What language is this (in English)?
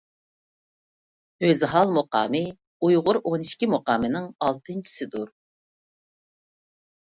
Uyghur